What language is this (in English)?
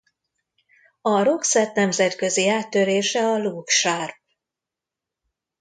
Hungarian